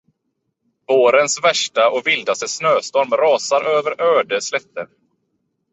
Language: Swedish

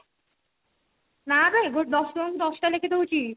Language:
Odia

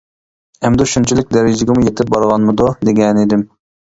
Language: Uyghur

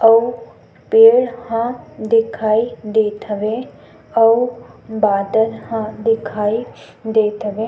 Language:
Chhattisgarhi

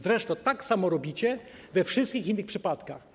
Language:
Polish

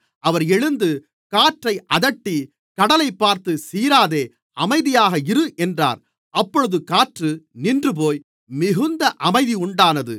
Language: Tamil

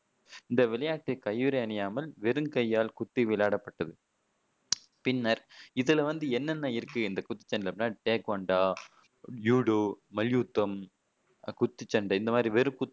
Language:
Tamil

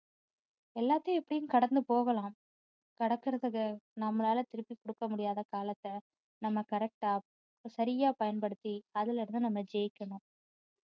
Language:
Tamil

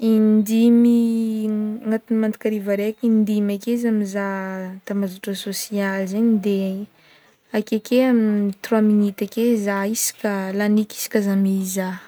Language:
Northern Betsimisaraka Malagasy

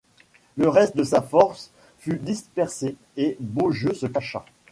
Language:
French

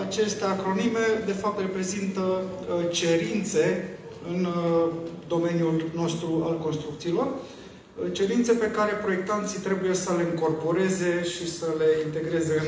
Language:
Romanian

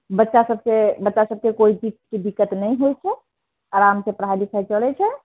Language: Maithili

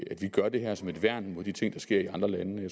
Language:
Danish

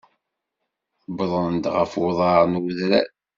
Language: Kabyle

